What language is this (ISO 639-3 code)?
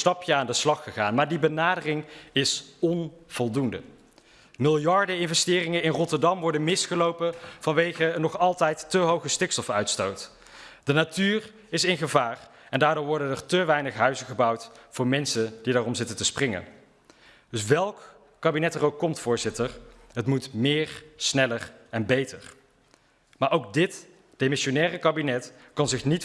nld